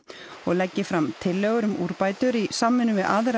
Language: Icelandic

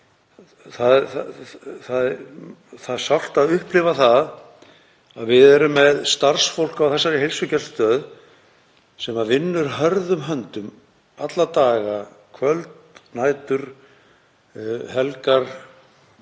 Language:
Icelandic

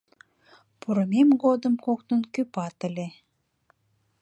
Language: Mari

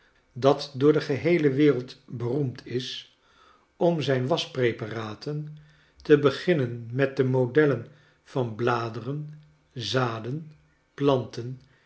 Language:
Dutch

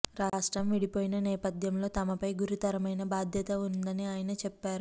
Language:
Telugu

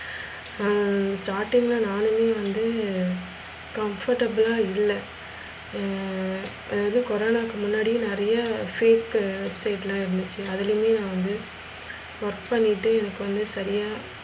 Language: Tamil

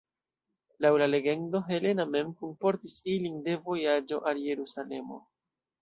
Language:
Esperanto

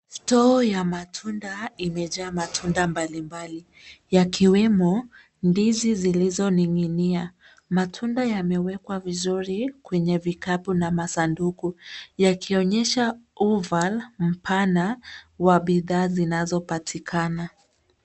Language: Swahili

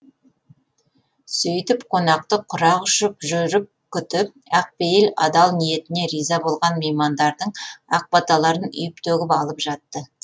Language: Kazakh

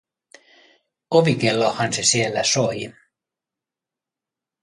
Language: Finnish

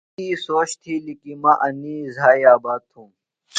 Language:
Phalura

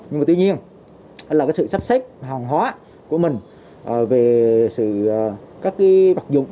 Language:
Vietnamese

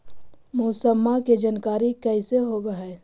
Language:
Magahi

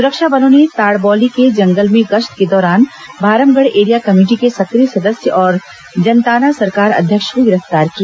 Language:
Hindi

